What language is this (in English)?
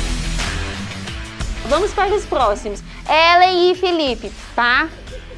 Portuguese